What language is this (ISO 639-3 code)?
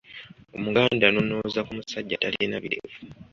lug